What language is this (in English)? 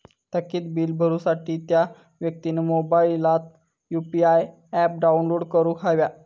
Marathi